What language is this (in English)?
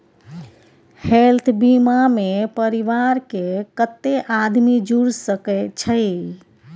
Maithili